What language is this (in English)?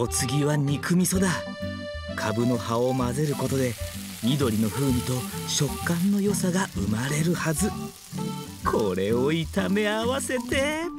Japanese